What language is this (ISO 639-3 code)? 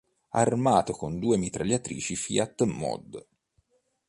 ita